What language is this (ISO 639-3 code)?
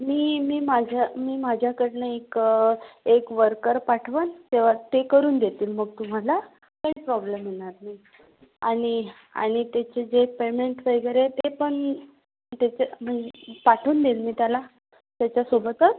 mar